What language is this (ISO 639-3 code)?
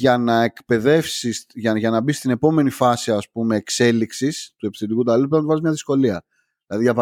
ell